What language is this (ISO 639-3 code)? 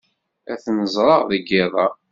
kab